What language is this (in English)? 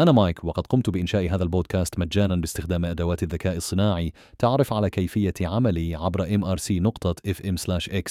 Arabic